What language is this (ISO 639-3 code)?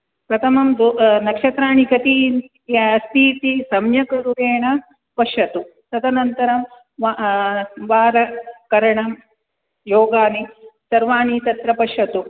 san